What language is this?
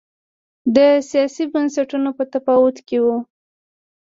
Pashto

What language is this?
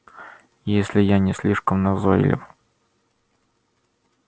Russian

